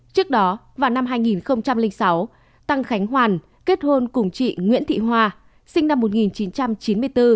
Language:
Vietnamese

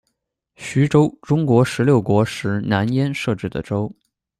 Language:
Chinese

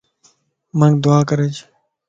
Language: Lasi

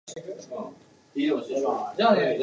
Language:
Japanese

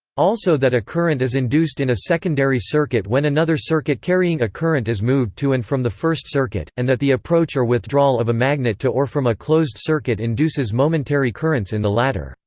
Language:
English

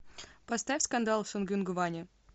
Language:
Russian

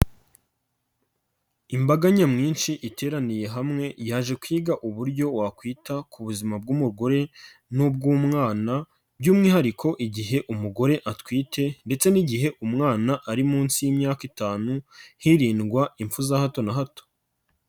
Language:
Kinyarwanda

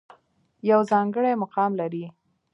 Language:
Pashto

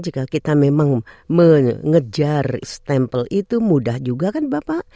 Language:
Indonesian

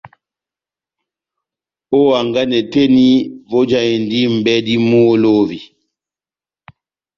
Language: Batanga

